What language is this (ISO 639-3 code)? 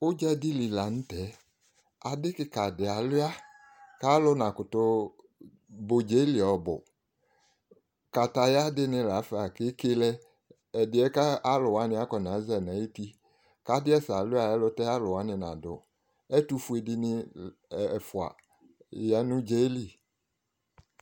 kpo